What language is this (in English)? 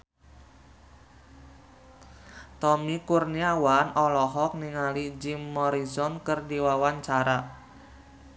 Sundanese